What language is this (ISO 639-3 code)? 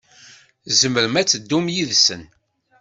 kab